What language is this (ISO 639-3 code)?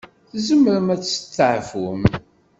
kab